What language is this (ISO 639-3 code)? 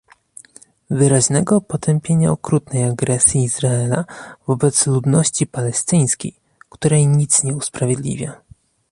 pol